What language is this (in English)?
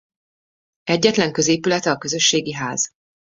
Hungarian